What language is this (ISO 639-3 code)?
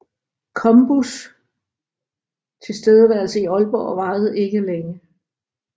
dan